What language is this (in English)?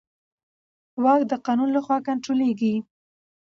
Pashto